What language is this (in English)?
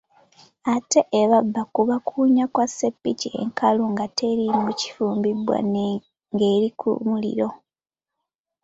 Ganda